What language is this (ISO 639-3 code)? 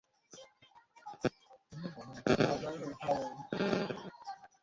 ben